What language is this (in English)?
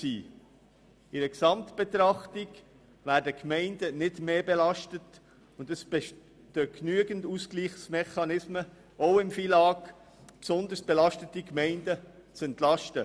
Swiss German